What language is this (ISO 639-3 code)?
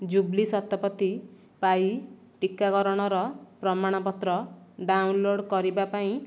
ori